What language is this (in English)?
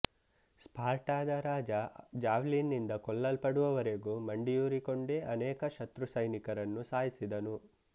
Kannada